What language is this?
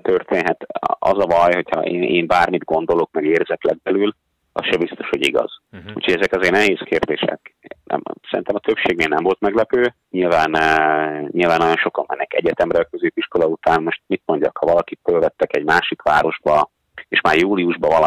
Hungarian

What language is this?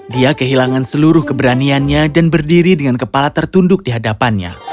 Indonesian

